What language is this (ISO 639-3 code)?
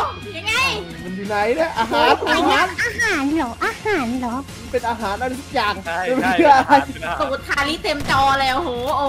tha